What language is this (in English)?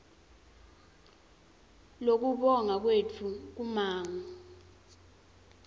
Swati